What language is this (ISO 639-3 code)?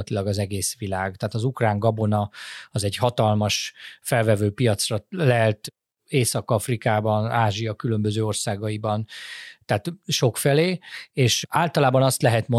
hun